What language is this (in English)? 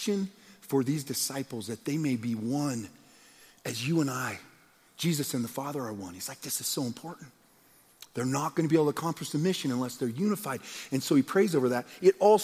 English